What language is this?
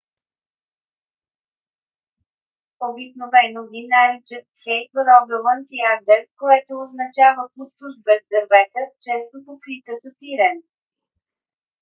Bulgarian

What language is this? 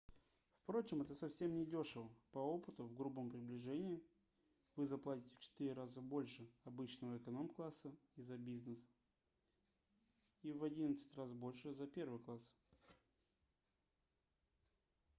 Russian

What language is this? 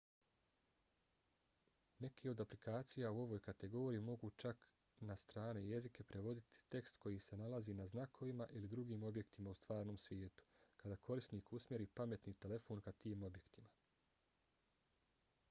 Bosnian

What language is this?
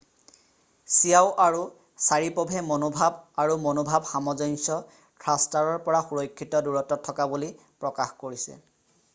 Assamese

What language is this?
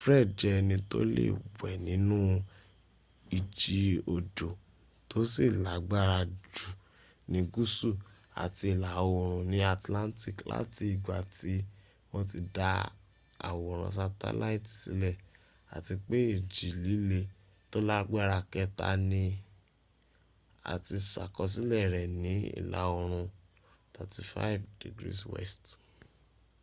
Yoruba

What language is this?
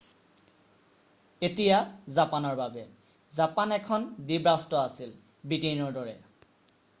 Assamese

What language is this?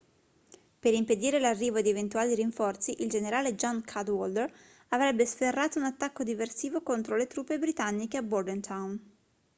Italian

